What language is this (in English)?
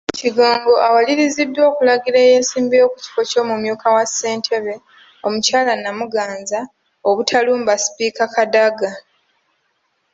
Ganda